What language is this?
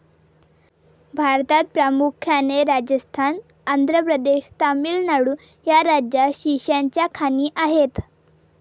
Marathi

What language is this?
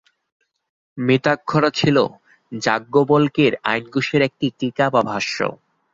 Bangla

